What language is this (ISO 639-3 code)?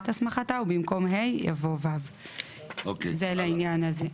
heb